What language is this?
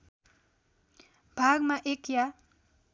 Nepali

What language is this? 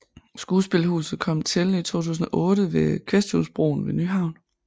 Danish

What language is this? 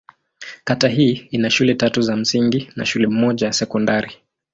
Swahili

